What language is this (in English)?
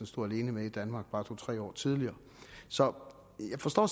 Danish